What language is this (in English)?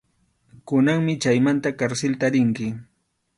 Arequipa-La Unión Quechua